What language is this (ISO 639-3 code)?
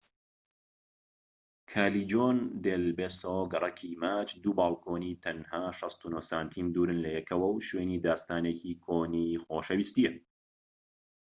ckb